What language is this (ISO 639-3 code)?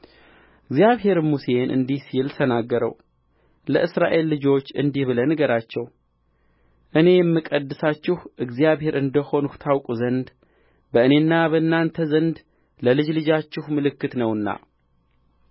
amh